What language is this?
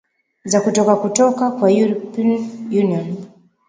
Swahili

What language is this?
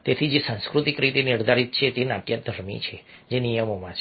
Gujarati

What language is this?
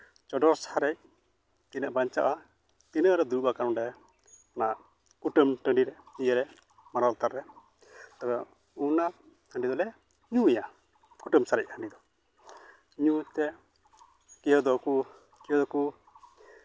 Santali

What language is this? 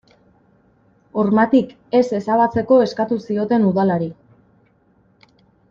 Basque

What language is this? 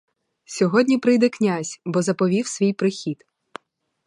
Ukrainian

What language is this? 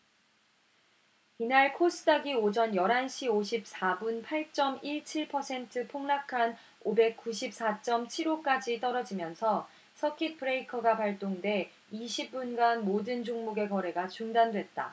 Korean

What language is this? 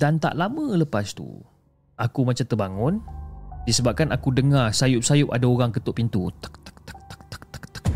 Malay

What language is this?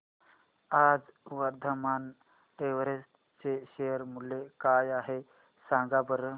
Marathi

